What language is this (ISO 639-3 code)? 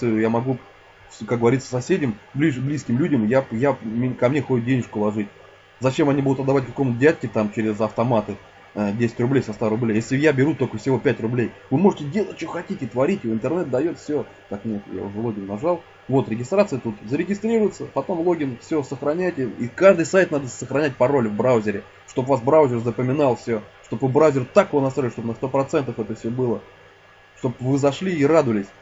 rus